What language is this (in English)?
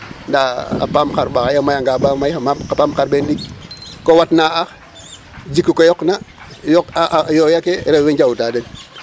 Serer